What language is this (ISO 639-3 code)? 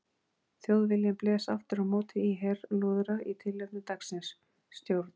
isl